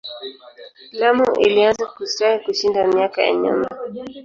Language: Swahili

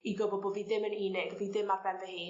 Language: Welsh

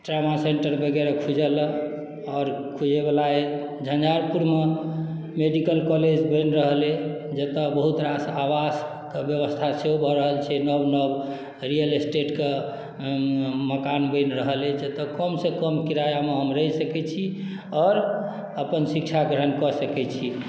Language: Maithili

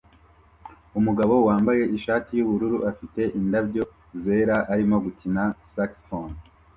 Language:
Kinyarwanda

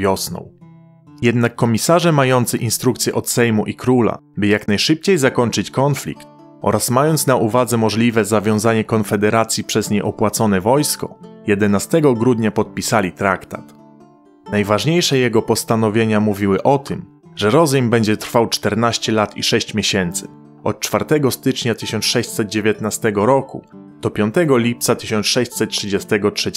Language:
Polish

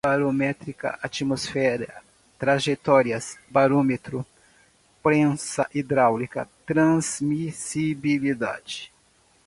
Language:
Portuguese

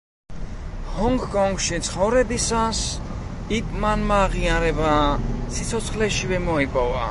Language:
Georgian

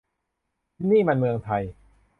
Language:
Thai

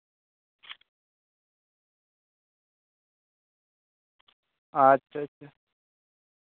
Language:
Santali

